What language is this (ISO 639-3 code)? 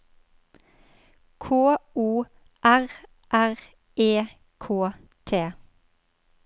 nor